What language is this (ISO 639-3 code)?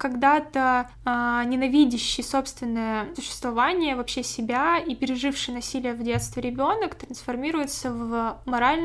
rus